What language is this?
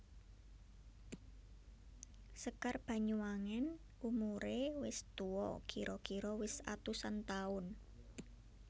Javanese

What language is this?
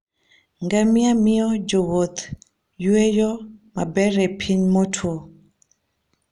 Luo (Kenya and Tanzania)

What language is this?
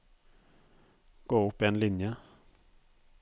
Norwegian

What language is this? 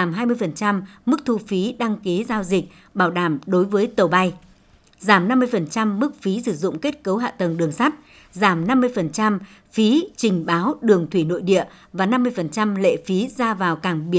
Vietnamese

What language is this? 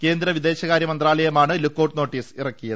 Malayalam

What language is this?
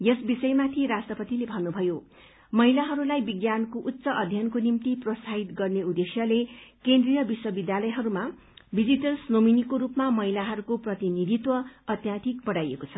Nepali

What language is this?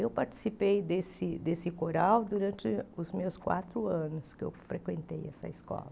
Portuguese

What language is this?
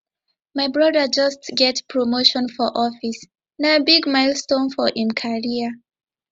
Nigerian Pidgin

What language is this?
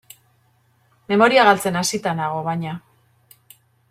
Basque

